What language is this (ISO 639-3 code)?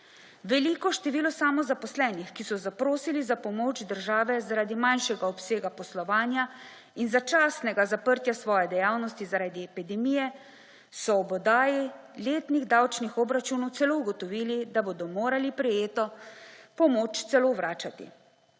slv